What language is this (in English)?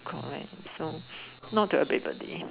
English